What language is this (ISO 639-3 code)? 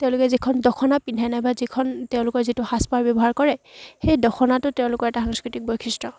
asm